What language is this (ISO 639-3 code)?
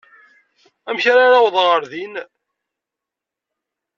kab